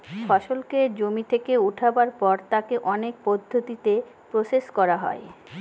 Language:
Bangla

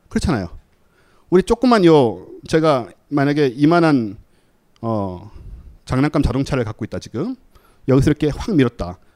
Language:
Korean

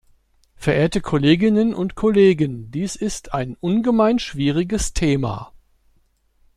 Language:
German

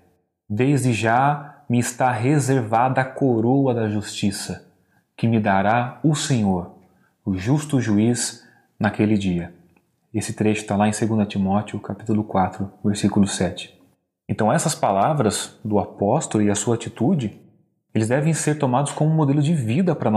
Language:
Portuguese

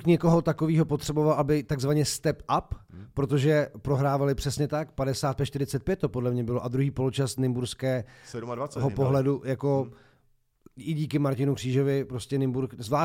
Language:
Czech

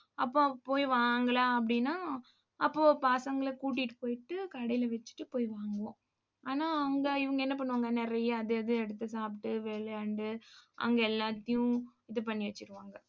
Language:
Tamil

